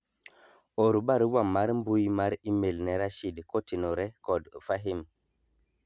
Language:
Luo (Kenya and Tanzania)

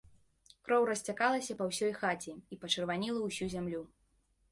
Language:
Belarusian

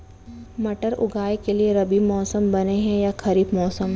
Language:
Chhattisgarhi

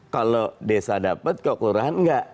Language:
Indonesian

